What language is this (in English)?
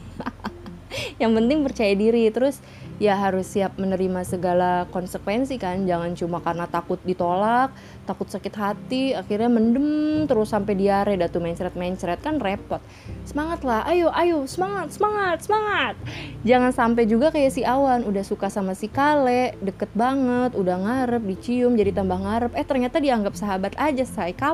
Indonesian